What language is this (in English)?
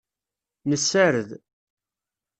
Kabyle